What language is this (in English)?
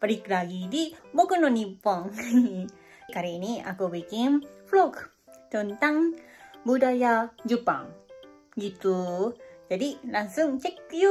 Japanese